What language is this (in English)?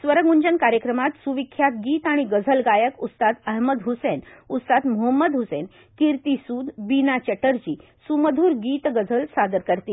Marathi